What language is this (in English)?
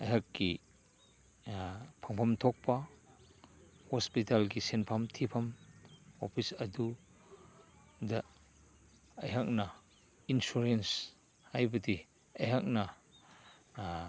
Manipuri